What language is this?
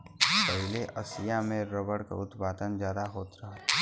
Bhojpuri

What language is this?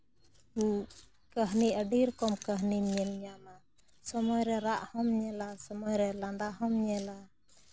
Santali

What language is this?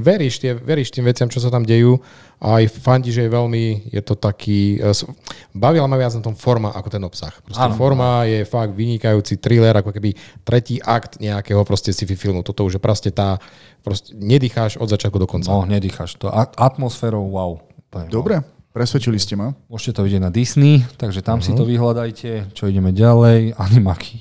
Slovak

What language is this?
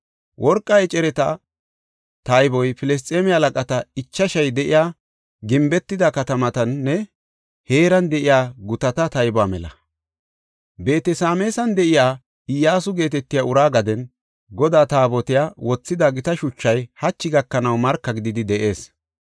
Gofa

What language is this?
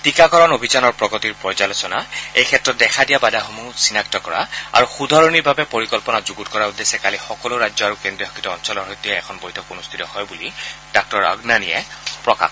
Assamese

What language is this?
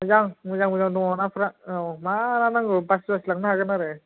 Bodo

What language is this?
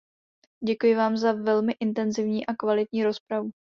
Czech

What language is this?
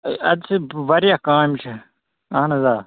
Kashmiri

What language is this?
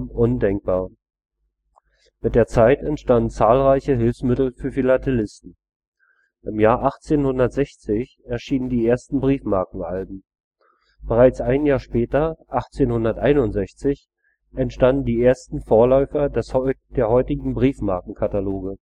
German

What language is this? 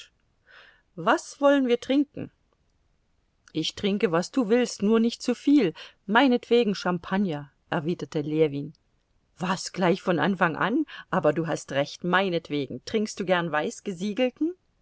German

